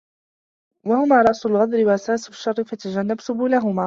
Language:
Arabic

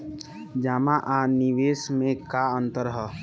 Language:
Bhojpuri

